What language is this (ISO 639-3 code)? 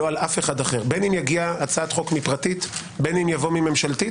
heb